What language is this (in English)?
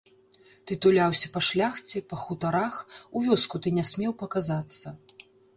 Belarusian